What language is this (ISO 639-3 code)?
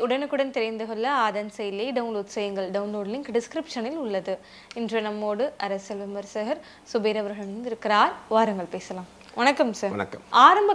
kor